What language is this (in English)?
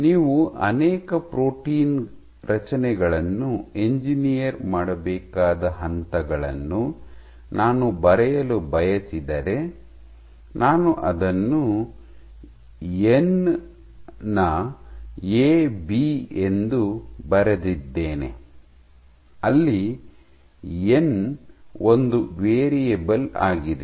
Kannada